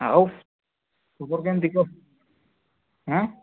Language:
Odia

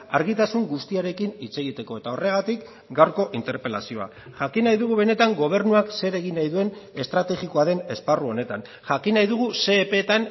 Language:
Basque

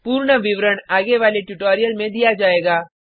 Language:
Hindi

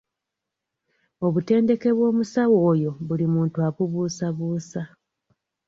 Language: Ganda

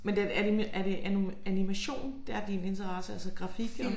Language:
Danish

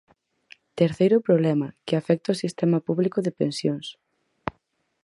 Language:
Galician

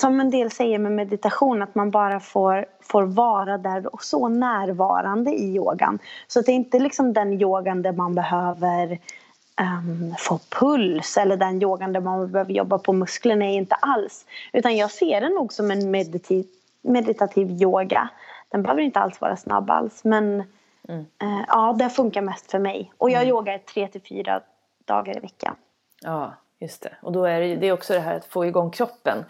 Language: Swedish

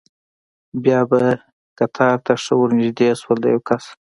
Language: Pashto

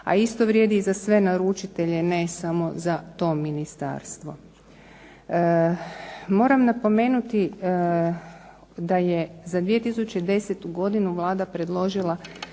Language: Croatian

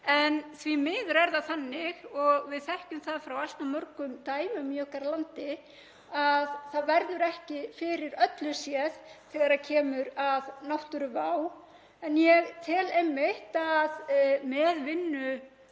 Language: Icelandic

